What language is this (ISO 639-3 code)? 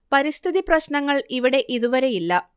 mal